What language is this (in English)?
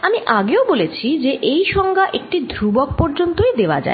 Bangla